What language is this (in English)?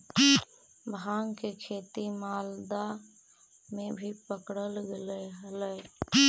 Magahi